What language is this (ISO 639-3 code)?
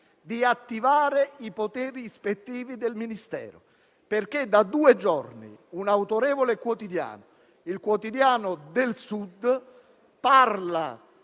ita